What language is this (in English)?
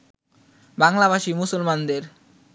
Bangla